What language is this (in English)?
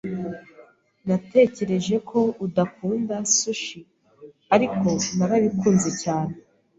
Kinyarwanda